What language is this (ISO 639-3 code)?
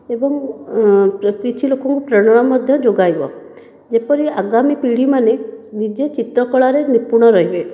ori